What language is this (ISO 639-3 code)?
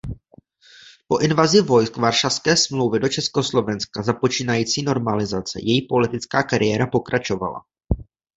ces